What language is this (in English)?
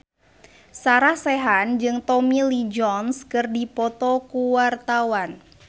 Sundanese